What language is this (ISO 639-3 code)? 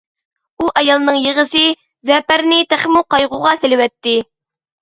uig